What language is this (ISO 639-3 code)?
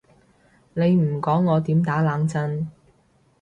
yue